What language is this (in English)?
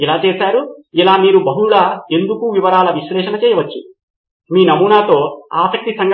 Telugu